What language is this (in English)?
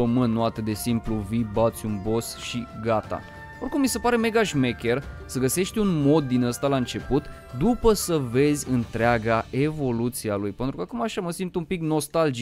Romanian